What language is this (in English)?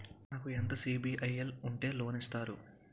Telugu